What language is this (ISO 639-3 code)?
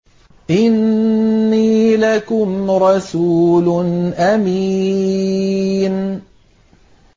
ara